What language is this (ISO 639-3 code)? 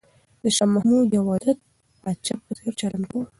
pus